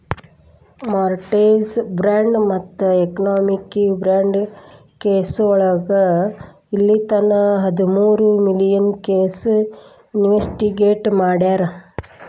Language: Kannada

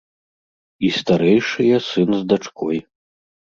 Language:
Belarusian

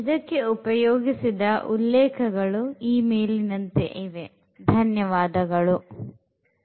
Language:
Kannada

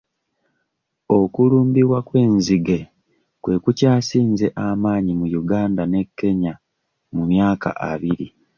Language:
Ganda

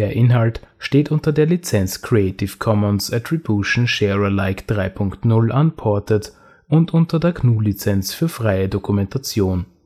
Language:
German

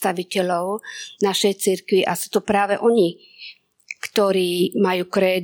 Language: Slovak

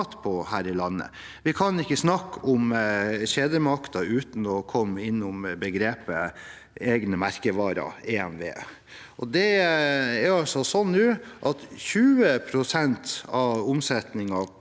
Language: Norwegian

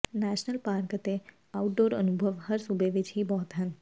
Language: Punjabi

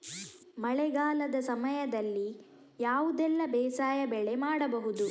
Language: Kannada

